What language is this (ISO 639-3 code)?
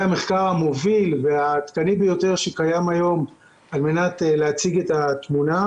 heb